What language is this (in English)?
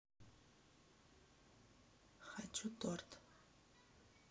Russian